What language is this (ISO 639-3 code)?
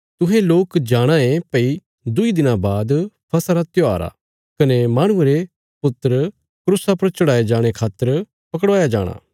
kfs